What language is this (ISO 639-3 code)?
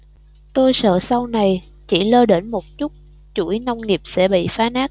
vie